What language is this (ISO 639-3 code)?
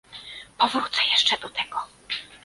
pol